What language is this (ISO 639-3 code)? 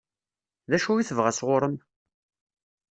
kab